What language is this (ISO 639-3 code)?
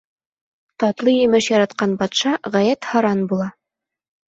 bak